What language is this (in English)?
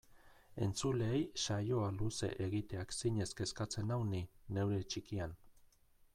Basque